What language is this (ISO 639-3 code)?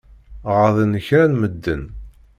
kab